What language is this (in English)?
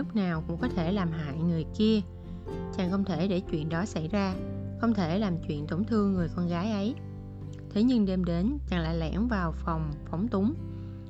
Vietnamese